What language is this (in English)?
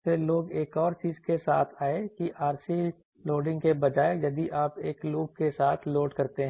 Hindi